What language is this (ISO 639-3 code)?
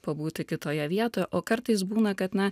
lit